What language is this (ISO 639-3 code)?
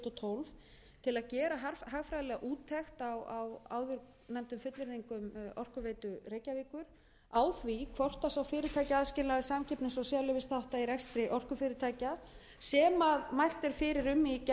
isl